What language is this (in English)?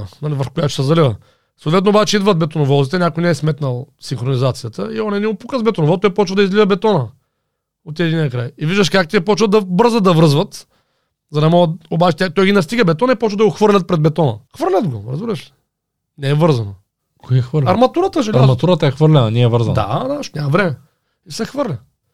Bulgarian